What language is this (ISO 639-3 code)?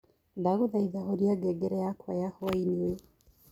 kik